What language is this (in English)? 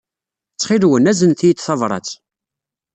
Kabyle